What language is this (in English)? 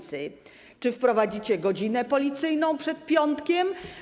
Polish